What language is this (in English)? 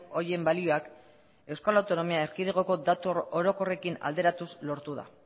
Basque